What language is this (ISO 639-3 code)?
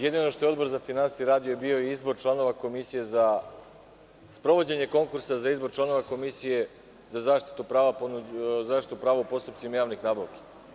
srp